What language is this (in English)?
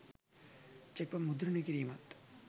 Sinhala